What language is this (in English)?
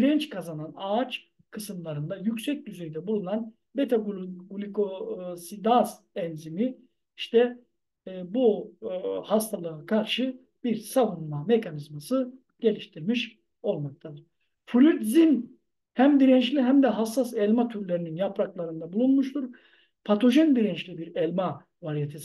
Turkish